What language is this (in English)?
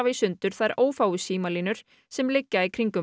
Icelandic